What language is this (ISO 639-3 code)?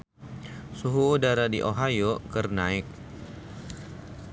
sun